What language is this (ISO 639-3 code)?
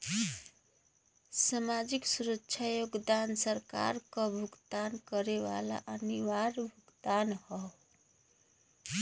bho